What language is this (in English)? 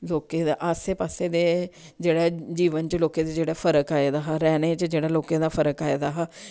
Dogri